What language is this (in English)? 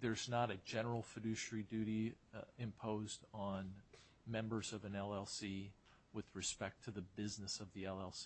English